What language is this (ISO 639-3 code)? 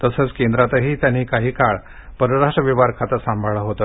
mar